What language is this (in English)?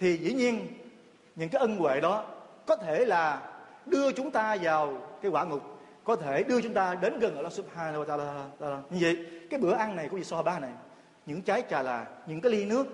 Vietnamese